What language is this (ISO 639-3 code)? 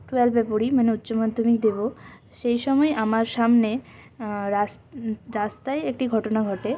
ben